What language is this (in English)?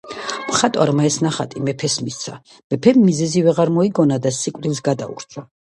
Georgian